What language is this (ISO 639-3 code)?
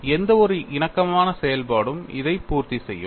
tam